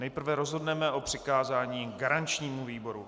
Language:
Czech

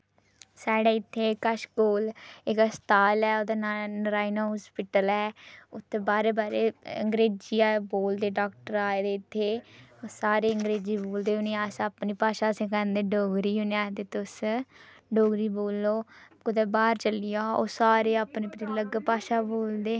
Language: Dogri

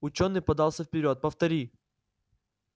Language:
Russian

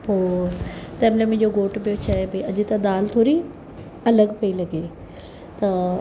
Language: Sindhi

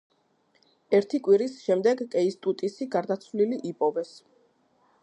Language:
Georgian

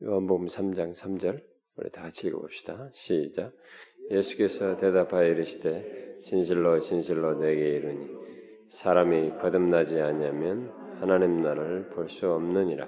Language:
Korean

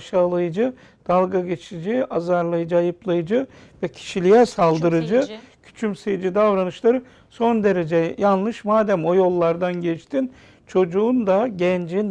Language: Turkish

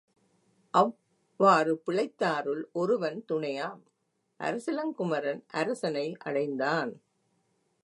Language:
Tamil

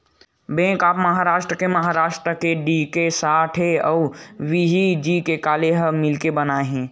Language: Chhattisgarhi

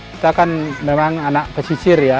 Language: Indonesian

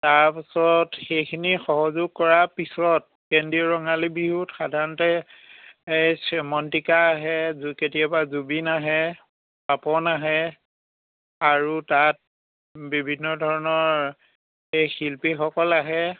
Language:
Assamese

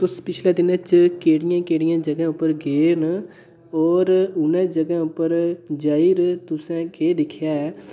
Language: Dogri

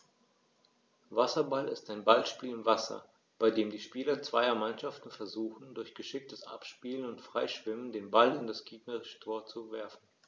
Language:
German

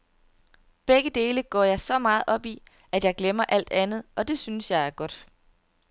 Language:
Danish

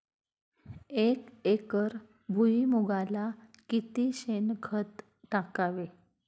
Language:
Marathi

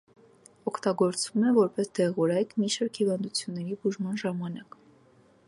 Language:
Armenian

